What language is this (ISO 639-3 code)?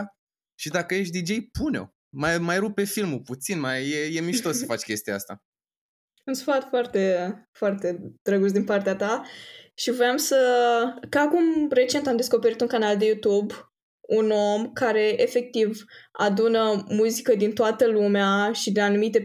ron